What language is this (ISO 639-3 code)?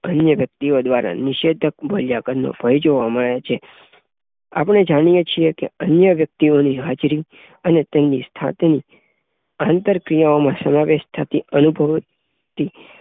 guj